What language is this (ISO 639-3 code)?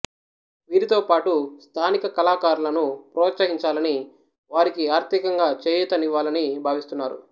tel